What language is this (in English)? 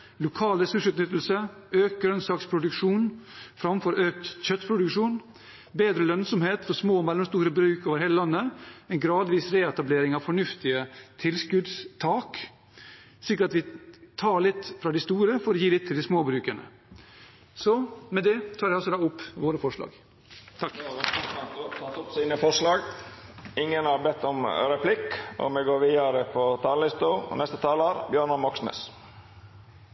Norwegian